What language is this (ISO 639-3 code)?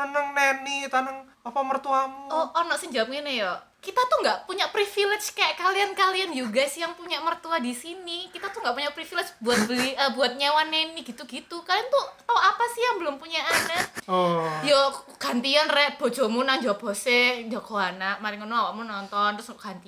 ind